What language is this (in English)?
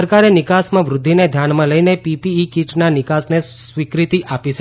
Gujarati